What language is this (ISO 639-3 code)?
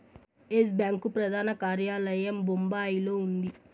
tel